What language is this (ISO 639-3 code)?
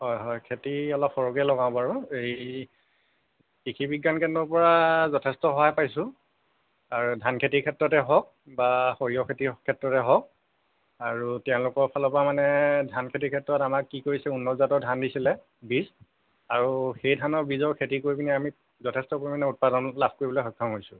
asm